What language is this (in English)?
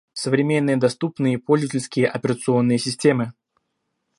Russian